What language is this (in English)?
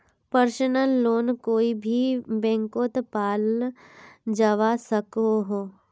Magahi